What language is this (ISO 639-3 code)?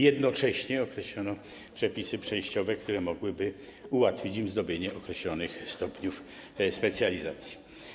pol